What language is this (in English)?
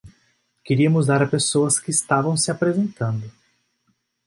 Portuguese